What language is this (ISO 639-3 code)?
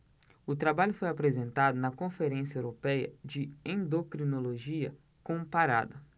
por